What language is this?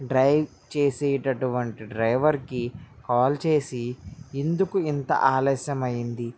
Telugu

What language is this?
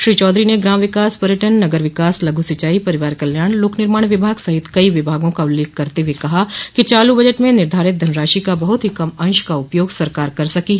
Hindi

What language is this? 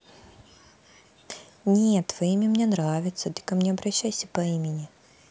Russian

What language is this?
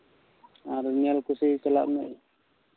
Santali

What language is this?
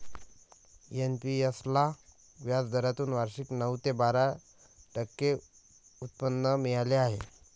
Marathi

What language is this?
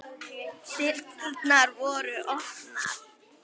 Icelandic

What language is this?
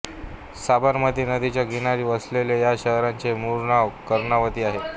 Marathi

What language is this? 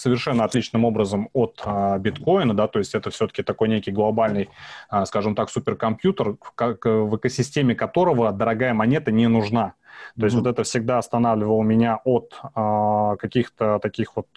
Russian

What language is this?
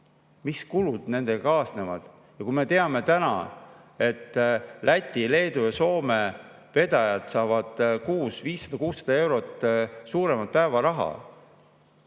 Estonian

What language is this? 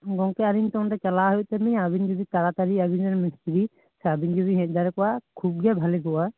Santali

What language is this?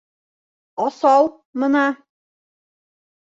Bashkir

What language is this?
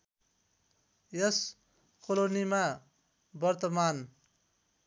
Nepali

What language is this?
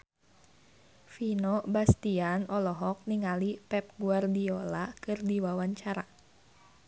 Sundanese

